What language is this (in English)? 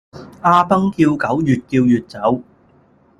Cantonese